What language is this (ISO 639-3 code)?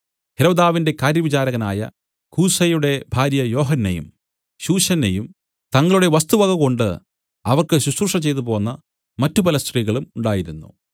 mal